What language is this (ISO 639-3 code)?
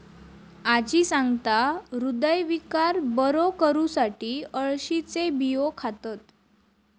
mar